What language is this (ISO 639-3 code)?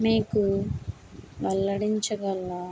tel